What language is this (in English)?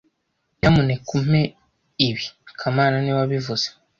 Kinyarwanda